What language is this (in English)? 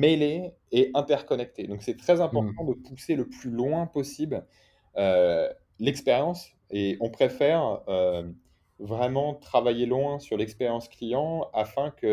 French